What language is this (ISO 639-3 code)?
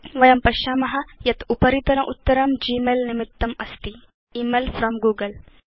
san